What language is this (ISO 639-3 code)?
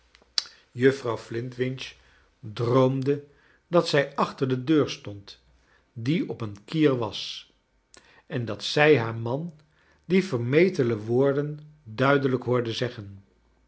nld